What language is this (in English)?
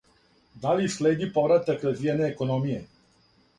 Serbian